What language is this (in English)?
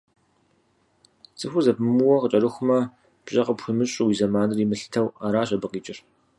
Kabardian